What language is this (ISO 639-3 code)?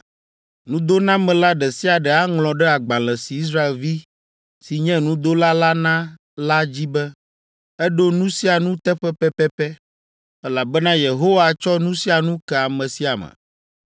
ewe